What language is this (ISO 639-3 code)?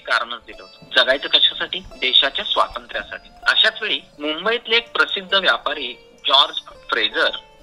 mar